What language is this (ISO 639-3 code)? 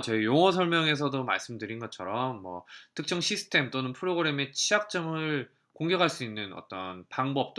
kor